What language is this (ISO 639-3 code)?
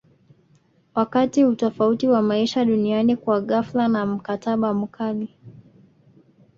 swa